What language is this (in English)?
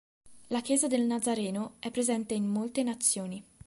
Italian